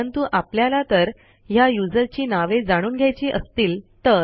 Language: Marathi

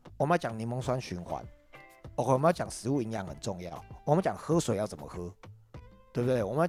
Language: Chinese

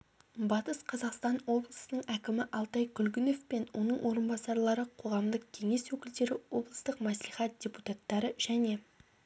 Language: Kazakh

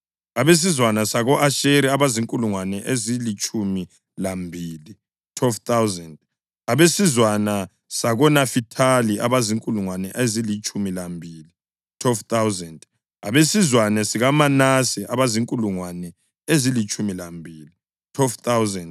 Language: North Ndebele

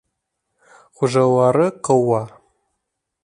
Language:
Bashkir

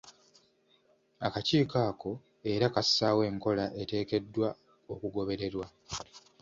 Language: Ganda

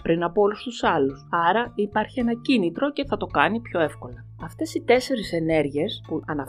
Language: Greek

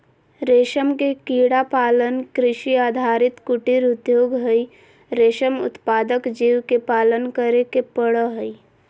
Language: Magahi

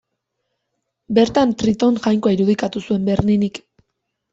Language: Basque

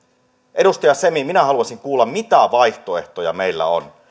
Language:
Finnish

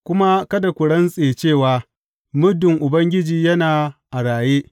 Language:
Hausa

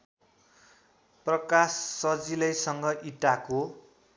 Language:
Nepali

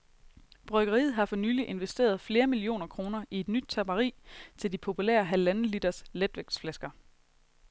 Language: Danish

